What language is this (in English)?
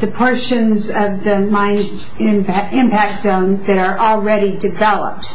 English